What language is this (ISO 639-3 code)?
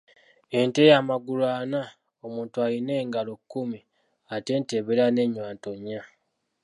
lug